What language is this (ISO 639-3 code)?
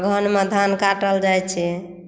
mai